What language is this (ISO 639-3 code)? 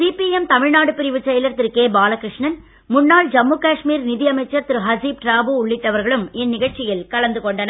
tam